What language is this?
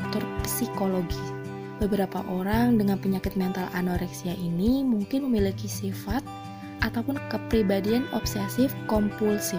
Indonesian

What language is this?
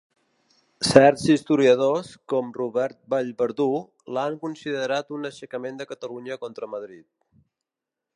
Catalan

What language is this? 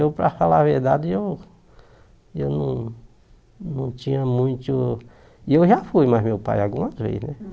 Portuguese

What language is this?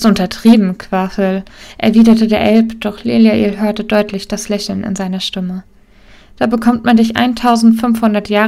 German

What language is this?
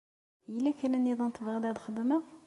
Kabyle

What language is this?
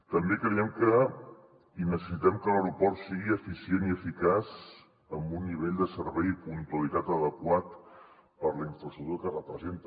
Catalan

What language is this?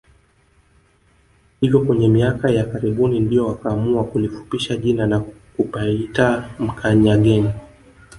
Swahili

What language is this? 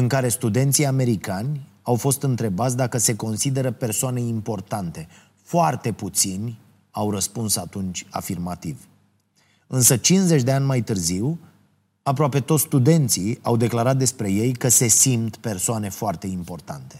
Romanian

